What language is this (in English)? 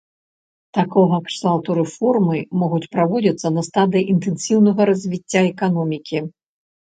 Belarusian